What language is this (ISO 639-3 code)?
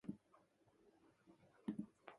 jpn